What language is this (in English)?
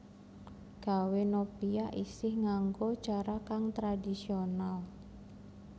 Javanese